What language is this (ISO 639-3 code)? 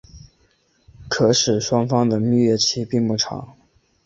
zho